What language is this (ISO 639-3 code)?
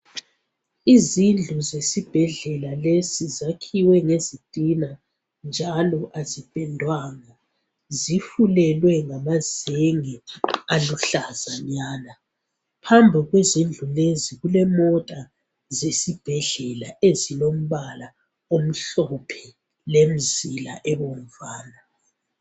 nde